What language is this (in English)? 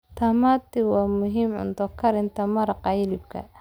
Somali